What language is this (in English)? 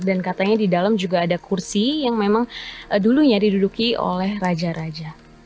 Indonesian